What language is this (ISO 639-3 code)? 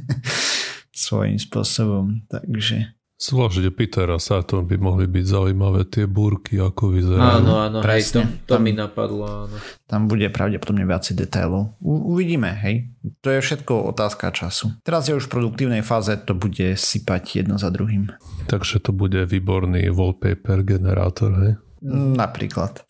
slk